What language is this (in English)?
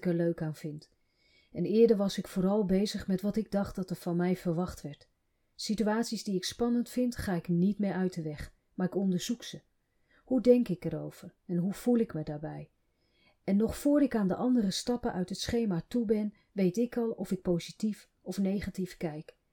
Dutch